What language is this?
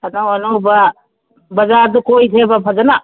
Manipuri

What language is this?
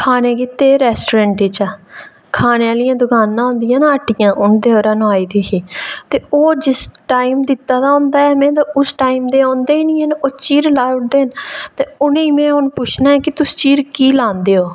Dogri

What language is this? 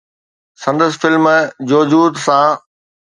Sindhi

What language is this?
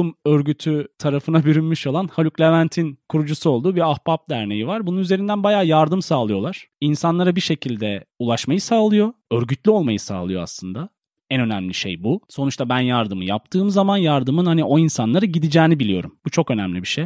Turkish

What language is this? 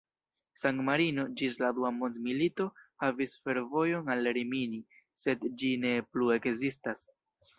Esperanto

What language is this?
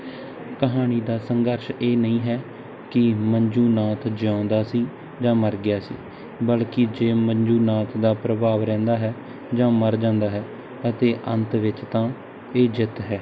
Punjabi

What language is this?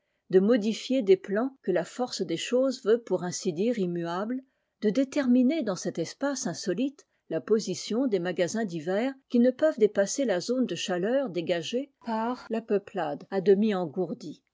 French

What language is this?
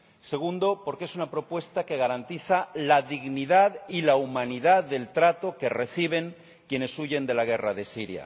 Spanish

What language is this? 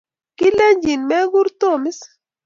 Kalenjin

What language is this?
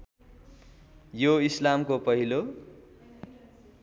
Nepali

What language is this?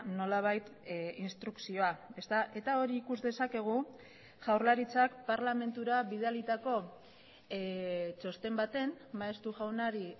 Basque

